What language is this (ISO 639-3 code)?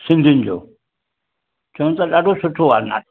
snd